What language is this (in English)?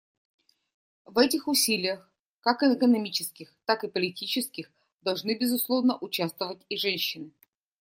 Russian